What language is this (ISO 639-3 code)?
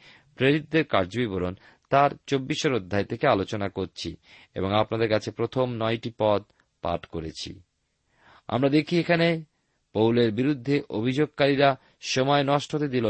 ben